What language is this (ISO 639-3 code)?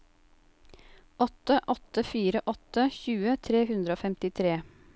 nor